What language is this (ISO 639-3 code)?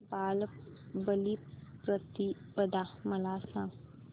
mar